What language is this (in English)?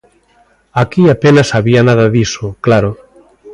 Galician